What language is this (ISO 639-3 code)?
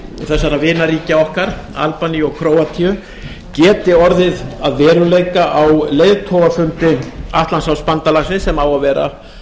isl